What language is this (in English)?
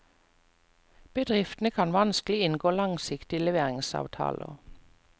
Norwegian